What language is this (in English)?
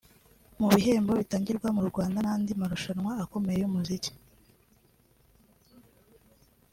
Kinyarwanda